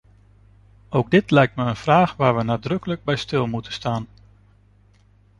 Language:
Dutch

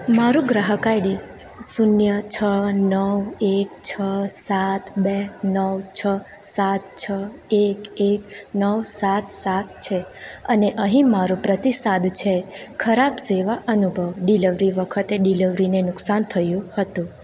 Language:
Gujarati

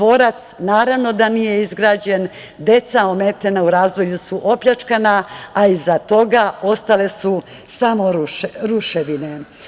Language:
Serbian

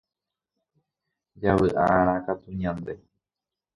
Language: Guarani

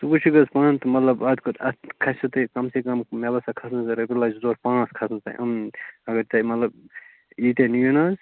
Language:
Kashmiri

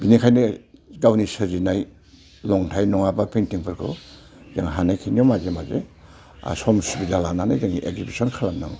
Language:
Bodo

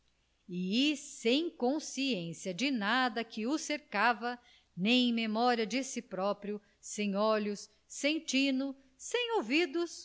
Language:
Portuguese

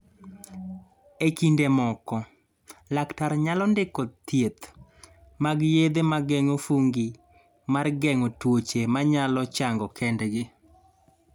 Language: Luo (Kenya and Tanzania)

